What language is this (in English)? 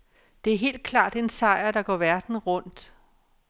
Danish